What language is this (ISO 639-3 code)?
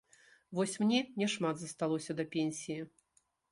bel